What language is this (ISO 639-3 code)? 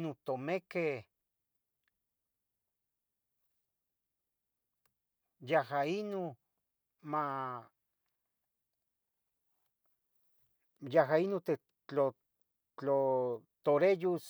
nhg